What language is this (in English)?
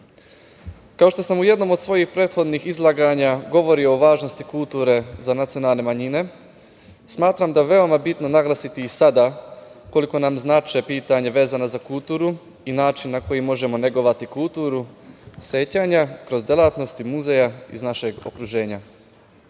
Serbian